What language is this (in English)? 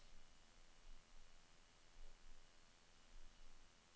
Norwegian